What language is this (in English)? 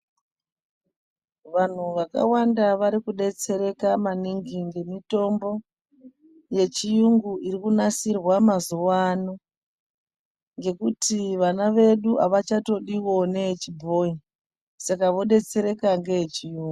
Ndau